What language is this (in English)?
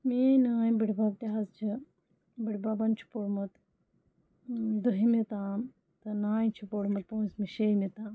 Kashmiri